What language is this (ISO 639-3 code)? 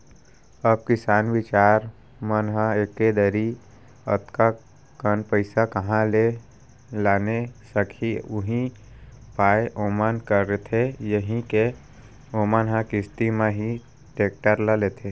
hne